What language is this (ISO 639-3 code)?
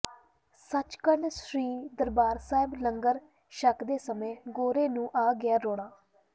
pan